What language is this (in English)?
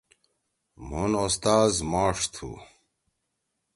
Torwali